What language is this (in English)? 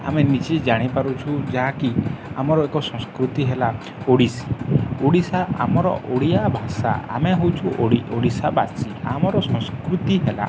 Odia